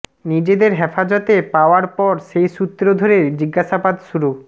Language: Bangla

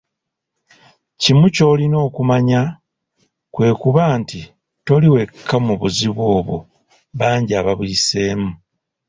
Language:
Ganda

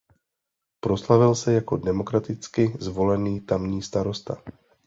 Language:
Czech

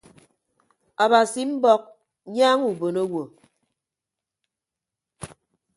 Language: Ibibio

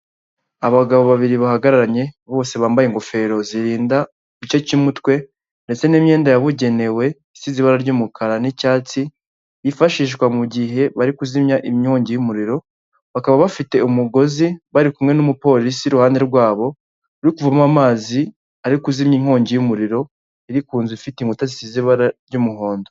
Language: Kinyarwanda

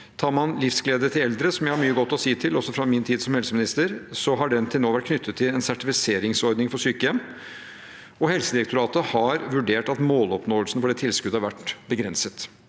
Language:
Norwegian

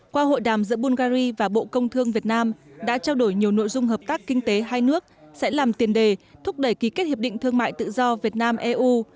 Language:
Vietnamese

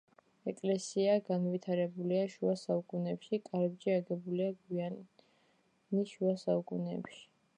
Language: Georgian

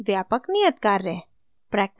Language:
Hindi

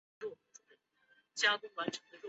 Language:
Chinese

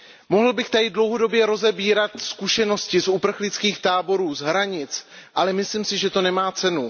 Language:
Czech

